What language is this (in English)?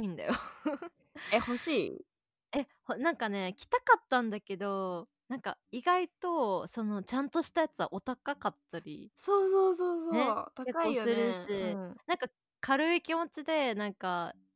Japanese